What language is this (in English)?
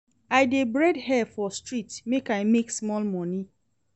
Nigerian Pidgin